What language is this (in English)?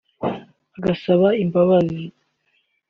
Kinyarwanda